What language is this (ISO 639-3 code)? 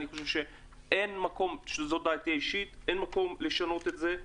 heb